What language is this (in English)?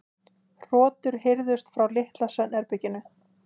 Icelandic